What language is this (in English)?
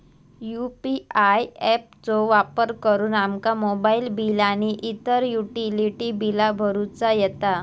Marathi